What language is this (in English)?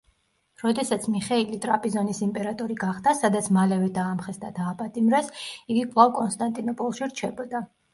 Georgian